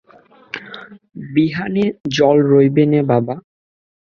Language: Bangla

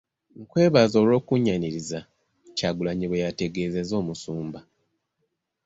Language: Ganda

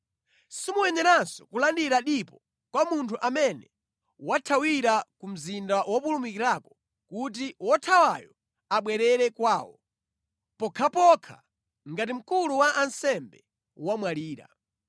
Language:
Nyanja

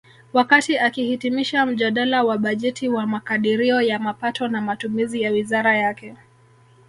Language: Swahili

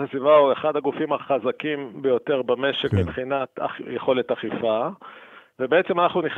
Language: Hebrew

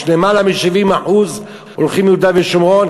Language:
Hebrew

